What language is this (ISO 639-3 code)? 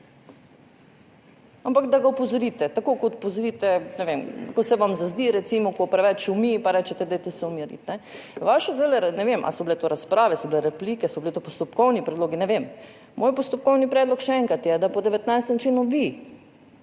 slv